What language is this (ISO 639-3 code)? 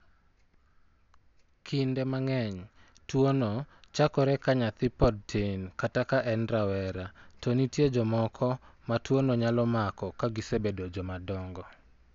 luo